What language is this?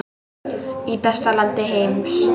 Icelandic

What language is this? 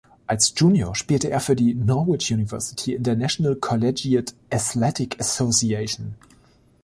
German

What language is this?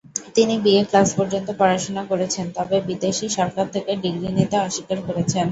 Bangla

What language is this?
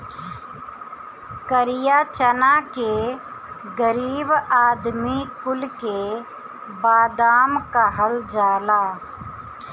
Bhojpuri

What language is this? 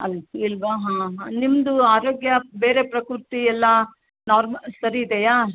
Kannada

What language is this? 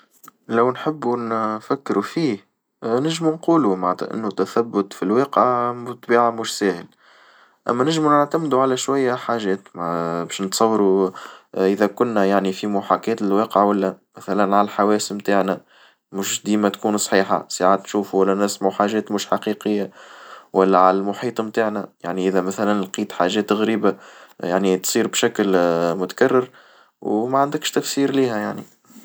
Tunisian Arabic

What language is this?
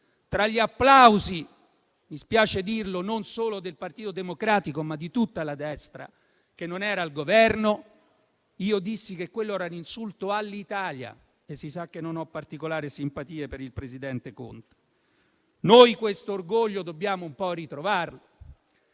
Italian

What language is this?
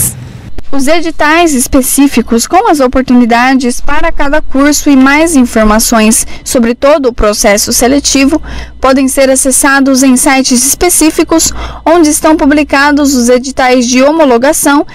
Portuguese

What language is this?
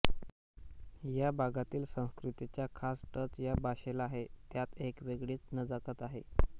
Marathi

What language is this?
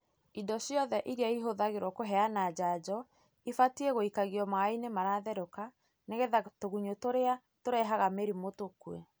Kikuyu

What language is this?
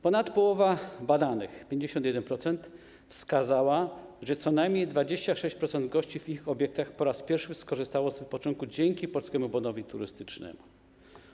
Polish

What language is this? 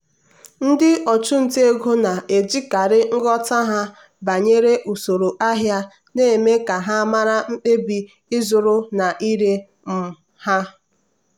Igbo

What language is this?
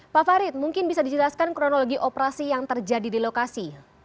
Indonesian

